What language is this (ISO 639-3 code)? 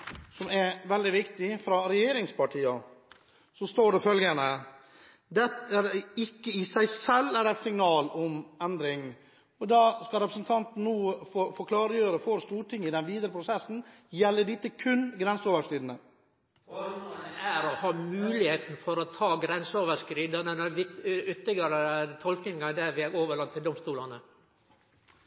nor